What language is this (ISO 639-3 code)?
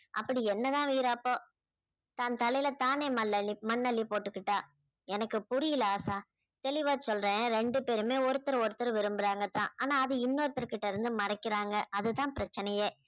tam